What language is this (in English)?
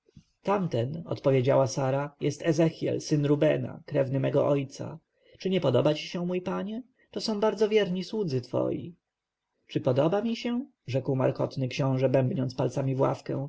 Polish